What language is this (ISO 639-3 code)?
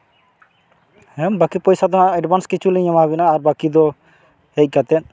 sat